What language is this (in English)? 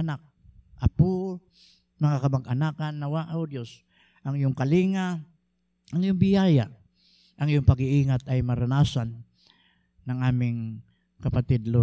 Filipino